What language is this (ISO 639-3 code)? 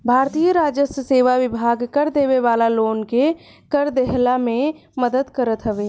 bho